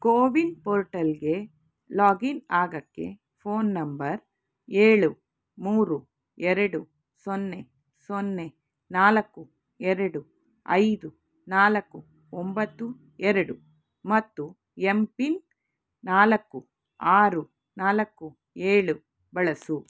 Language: Kannada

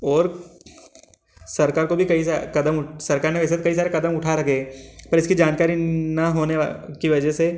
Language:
Hindi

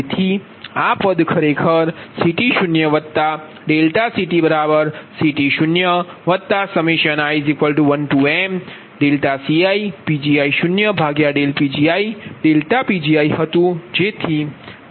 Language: Gujarati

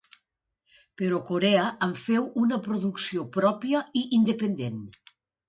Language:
Catalan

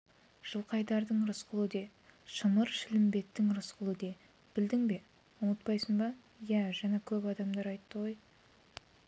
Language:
Kazakh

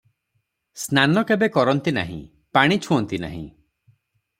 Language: Odia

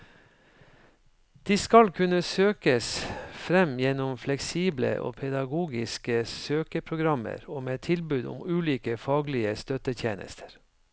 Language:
Norwegian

